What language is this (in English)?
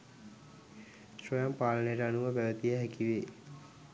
Sinhala